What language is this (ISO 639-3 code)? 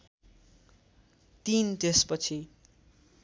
nep